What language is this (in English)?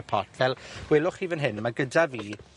Welsh